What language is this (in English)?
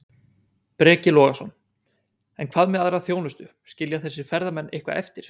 Icelandic